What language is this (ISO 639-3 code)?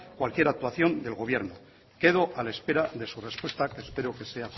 spa